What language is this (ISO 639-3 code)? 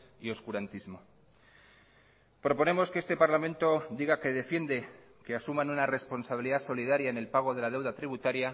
spa